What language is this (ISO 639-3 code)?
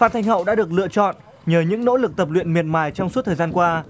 vie